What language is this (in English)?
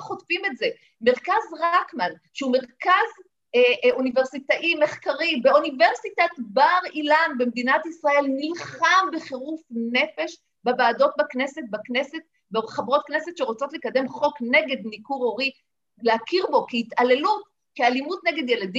Hebrew